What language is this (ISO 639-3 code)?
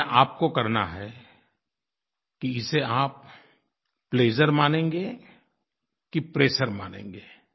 hin